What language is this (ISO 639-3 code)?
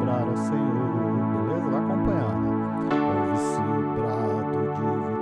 por